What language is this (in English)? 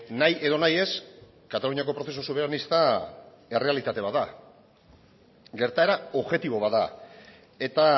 Basque